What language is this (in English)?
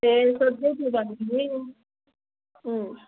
Nepali